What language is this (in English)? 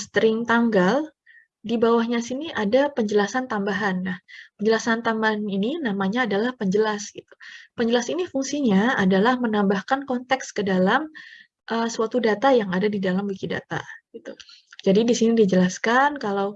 Indonesian